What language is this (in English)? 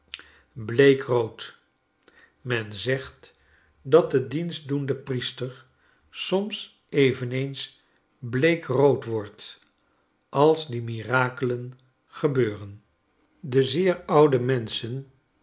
Dutch